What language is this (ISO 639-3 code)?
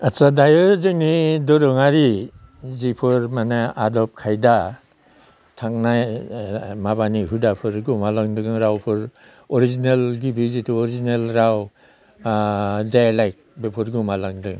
brx